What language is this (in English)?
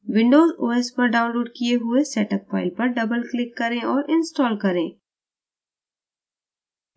Hindi